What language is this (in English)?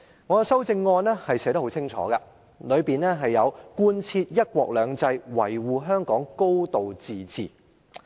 Cantonese